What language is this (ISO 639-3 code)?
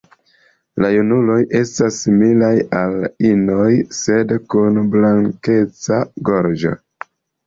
epo